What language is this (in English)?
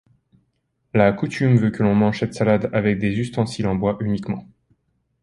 French